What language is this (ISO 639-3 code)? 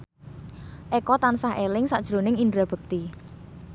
jav